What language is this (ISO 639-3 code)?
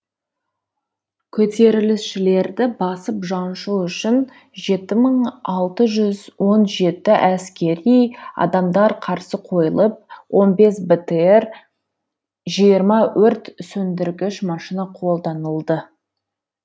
kaz